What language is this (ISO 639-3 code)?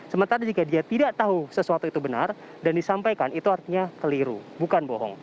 ind